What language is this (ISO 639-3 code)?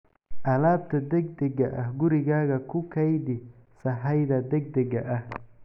som